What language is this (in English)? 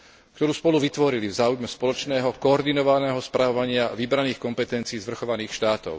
Slovak